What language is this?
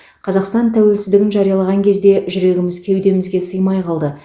Kazakh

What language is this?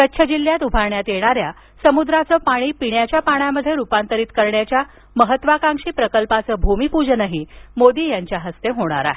Marathi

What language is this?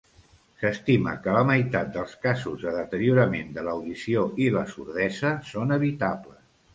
Catalan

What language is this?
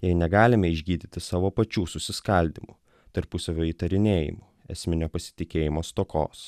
Lithuanian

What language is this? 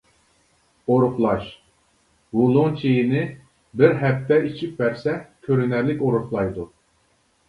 Uyghur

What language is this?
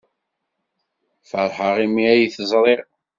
Kabyle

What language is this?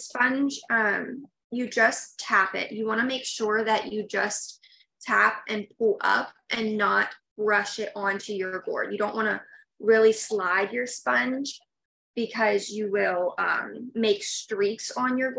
English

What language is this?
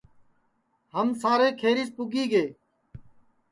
Sansi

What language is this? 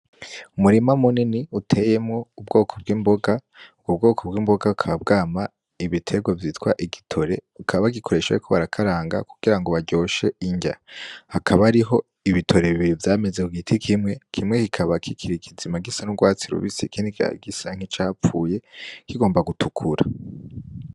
Rundi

